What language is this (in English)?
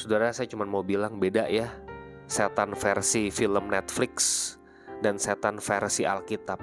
Indonesian